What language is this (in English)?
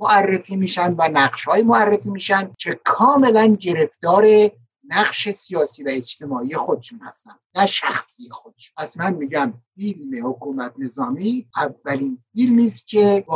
Persian